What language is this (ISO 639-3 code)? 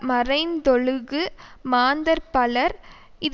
tam